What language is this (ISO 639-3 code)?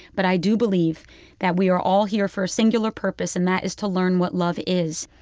eng